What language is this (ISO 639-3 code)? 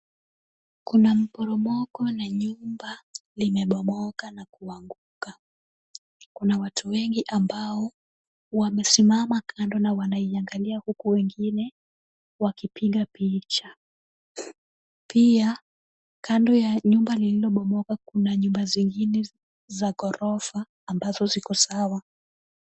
swa